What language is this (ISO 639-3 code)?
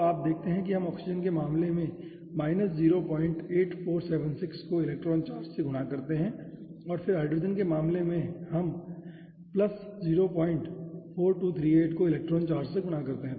hin